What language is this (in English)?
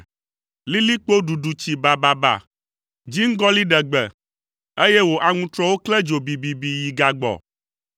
Ewe